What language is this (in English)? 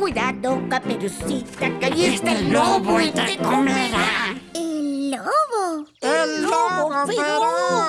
Spanish